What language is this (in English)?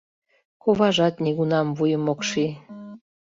Mari